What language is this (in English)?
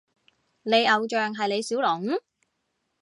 Cantonese